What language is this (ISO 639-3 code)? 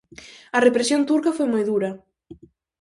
glg